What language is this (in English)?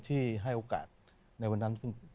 Thai